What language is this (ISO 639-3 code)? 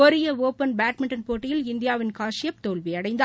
tam